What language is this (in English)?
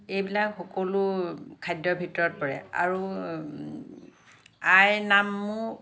Assamese